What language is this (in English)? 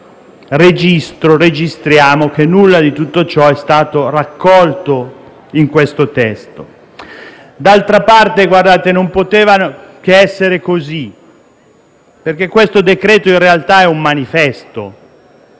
Italian